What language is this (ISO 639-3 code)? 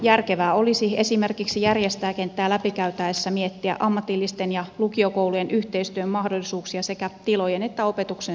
fin